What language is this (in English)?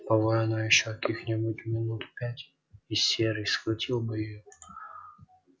Russian